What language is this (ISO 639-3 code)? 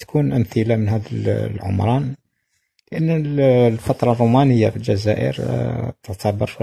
ara